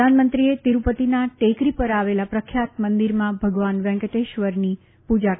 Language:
Gujarati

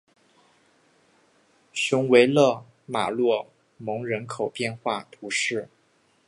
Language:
Chinese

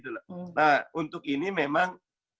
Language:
Indonesian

